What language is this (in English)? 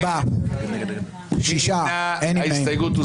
Hebrew